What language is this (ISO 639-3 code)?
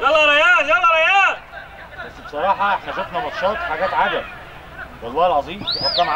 ara